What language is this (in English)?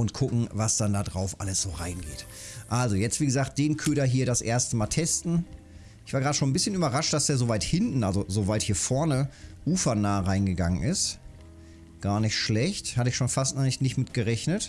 German